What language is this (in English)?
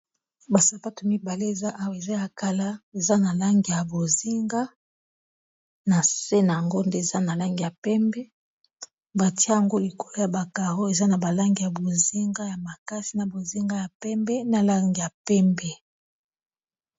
Lingala